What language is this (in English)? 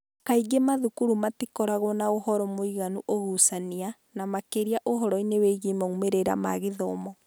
Kikuyu